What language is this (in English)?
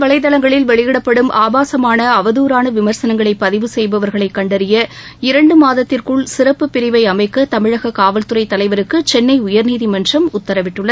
Tamil